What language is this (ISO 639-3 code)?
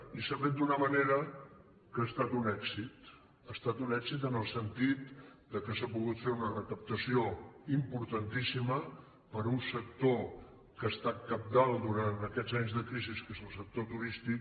cat